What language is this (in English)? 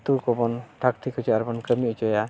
Santali